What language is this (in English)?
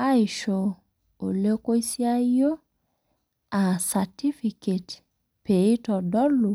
Masai